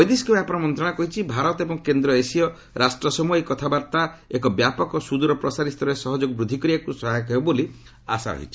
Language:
Odia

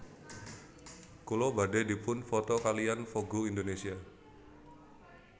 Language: Javanese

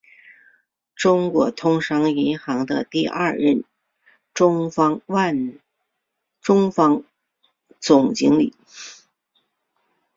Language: Chinese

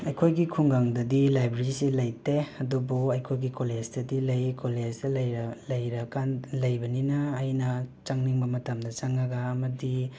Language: Manipuri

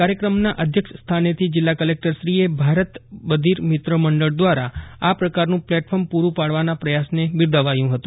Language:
Gujarati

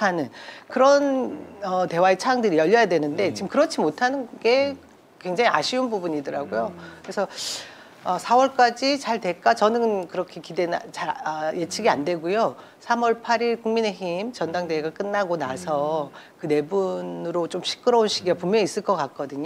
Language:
Korean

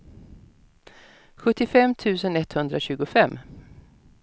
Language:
Swedish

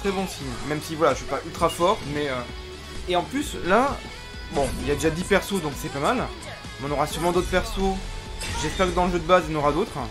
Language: French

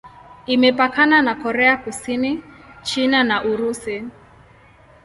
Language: Swahili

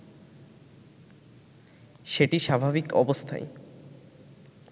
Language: Bangla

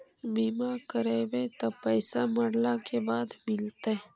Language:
Magahi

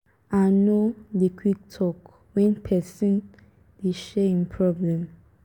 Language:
Nigerian Pidgin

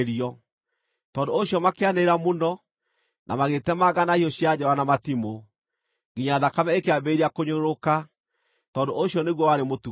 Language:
Kikuyu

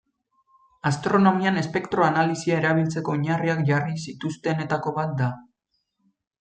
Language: Basque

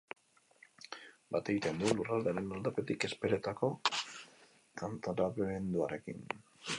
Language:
Basque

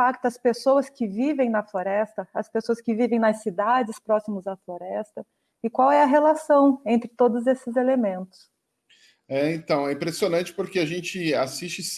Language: Portuguese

